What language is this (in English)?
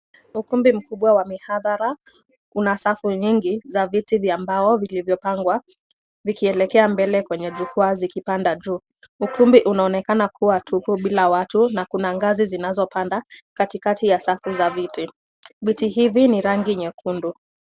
Swahili